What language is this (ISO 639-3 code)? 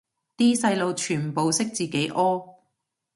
yue